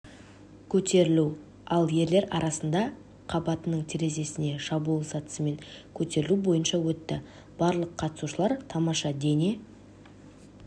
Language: Kazakh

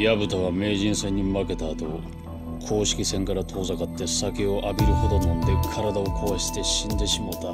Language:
Japanese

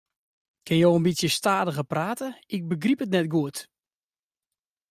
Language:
Western Frisian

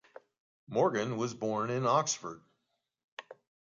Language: English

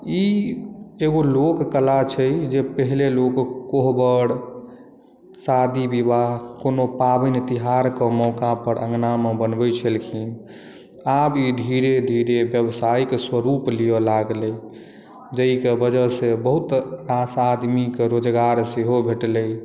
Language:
Maithili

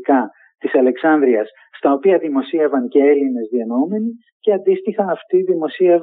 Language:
Greek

